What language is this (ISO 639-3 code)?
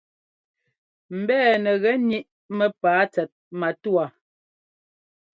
jgo